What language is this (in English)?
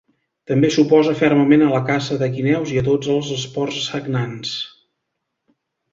Catalan